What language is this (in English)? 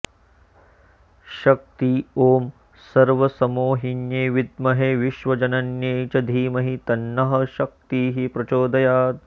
Sanskrit